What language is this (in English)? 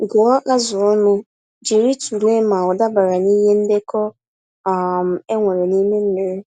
Igbo